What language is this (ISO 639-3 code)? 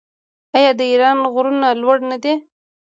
pus